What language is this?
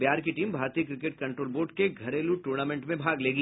Hindi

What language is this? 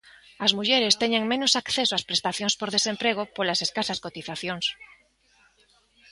Galician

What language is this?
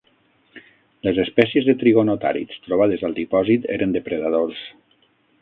Catalan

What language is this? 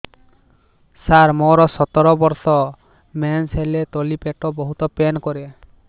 Odia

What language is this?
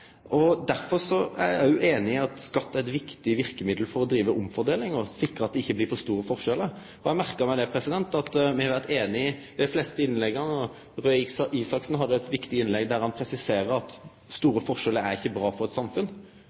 Norwegian Nynorsk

